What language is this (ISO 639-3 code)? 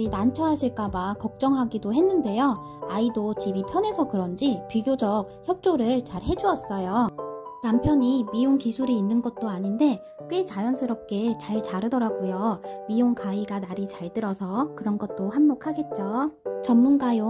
kor